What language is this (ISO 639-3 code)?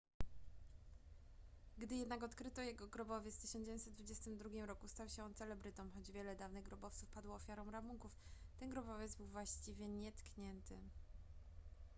pol